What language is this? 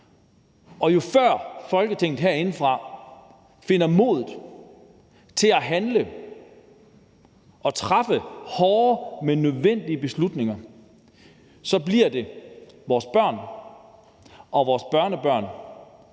Danish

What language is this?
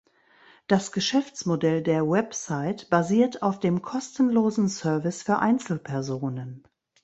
German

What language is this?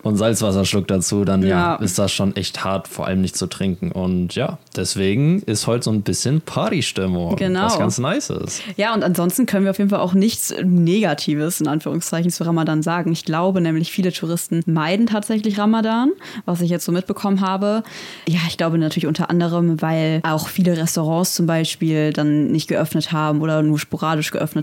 German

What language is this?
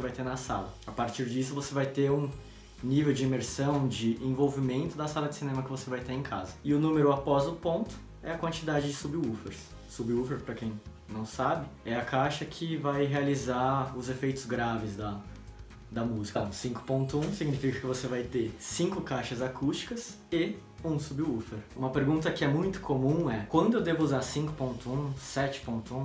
Portuguese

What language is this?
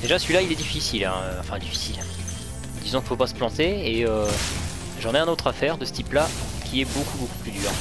French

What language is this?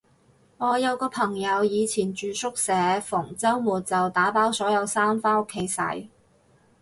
Cantonese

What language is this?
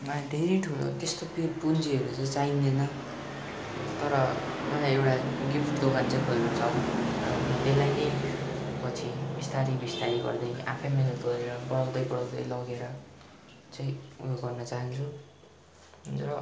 Nepali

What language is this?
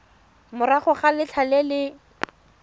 Tswana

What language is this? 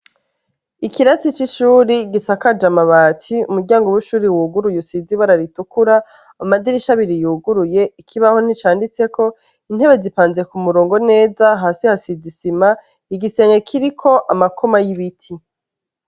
Rundi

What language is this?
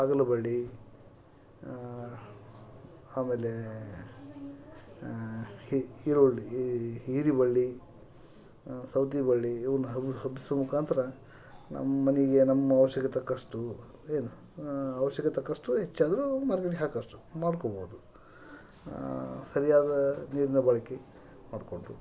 Kannada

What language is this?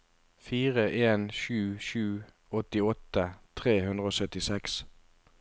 Norwegian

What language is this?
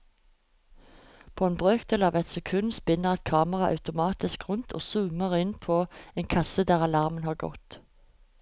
Norwegian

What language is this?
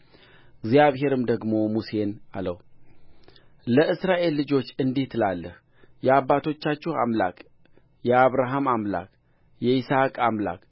Amharic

